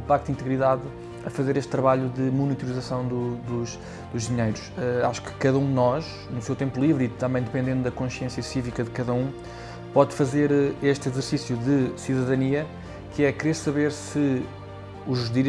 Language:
Portuguese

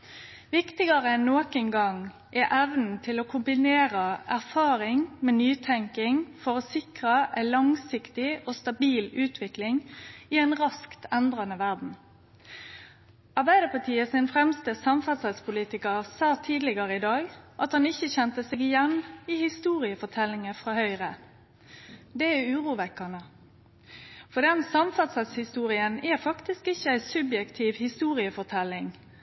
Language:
Norwegian Nynorsk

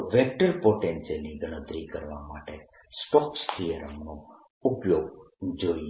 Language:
Gujarati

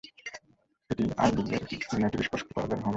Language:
Bangla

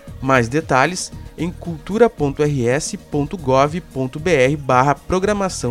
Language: Portuguese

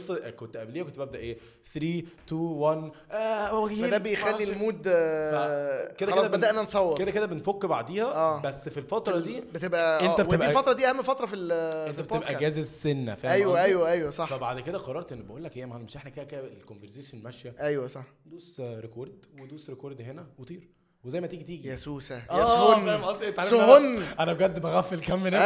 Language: Arabic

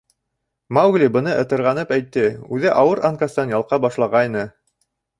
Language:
Bashkir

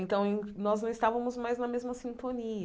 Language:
Portuguese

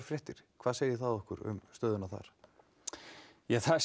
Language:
Icelandic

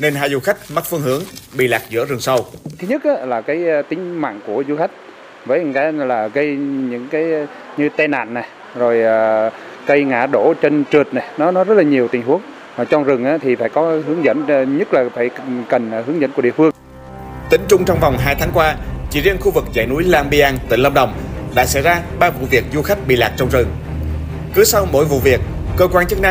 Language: Vietnamese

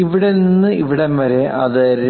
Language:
Malayalam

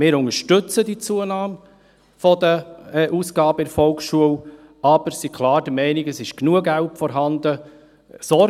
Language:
Swiss German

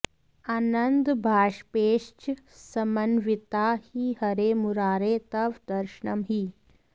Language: Sanskrit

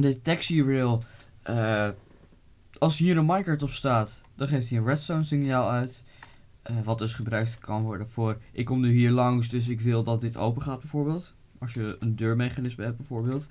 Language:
Dutch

